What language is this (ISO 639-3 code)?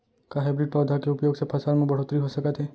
hne